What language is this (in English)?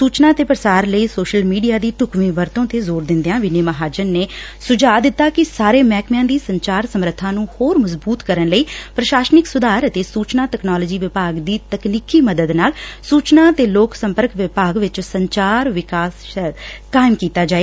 Punjabi